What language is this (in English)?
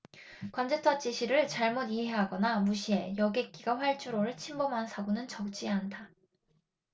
Korean